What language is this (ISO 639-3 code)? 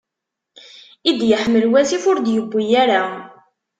kab